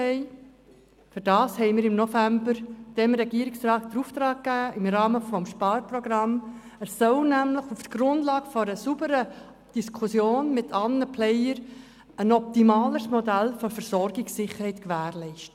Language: Swiss German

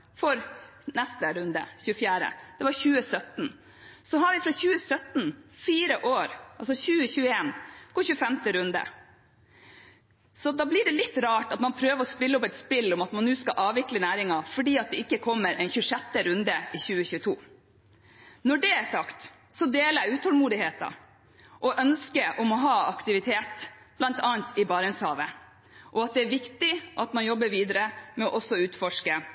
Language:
Norwegian Bokmål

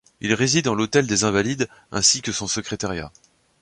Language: French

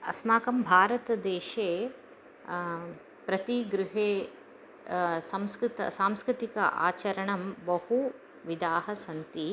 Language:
Sanskrit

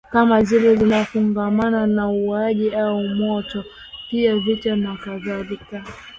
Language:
Swahili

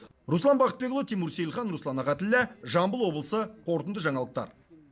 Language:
Kazakh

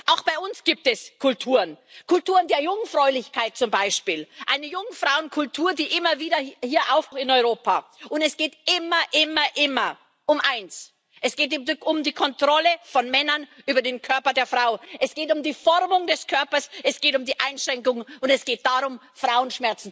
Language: German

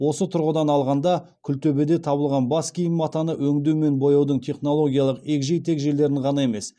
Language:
Kazakh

